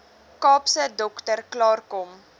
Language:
Afrikaans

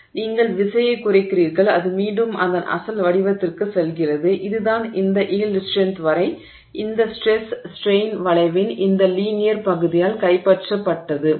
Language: Tamil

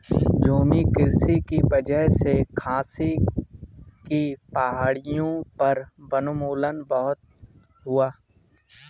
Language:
Hindi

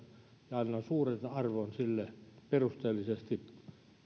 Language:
Finnish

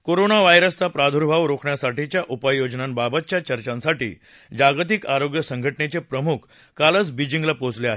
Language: Marathi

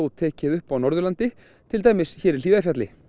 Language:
Icelandic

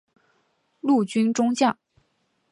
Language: Chinese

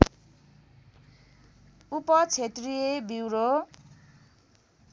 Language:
Nepali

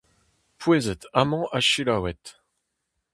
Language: Breton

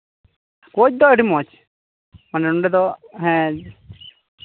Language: Santali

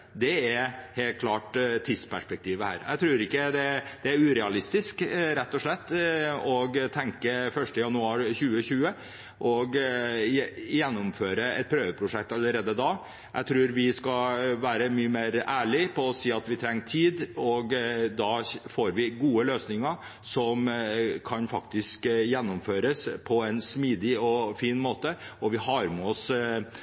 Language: Norwegian Bokmål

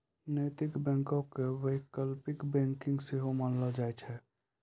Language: Maithili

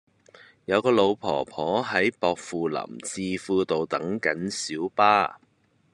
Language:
Cantonese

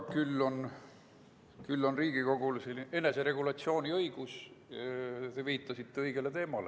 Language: Estonian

